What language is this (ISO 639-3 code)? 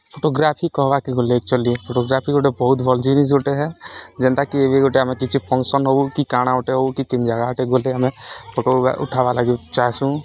ori